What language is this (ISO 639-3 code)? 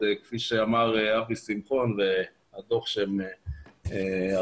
heb